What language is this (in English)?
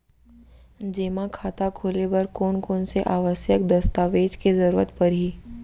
Chhattisgarhi